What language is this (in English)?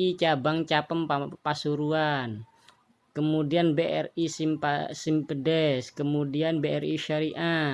Indonesian